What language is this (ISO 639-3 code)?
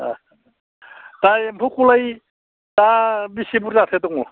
brx